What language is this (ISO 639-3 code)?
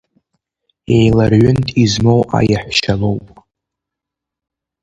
abk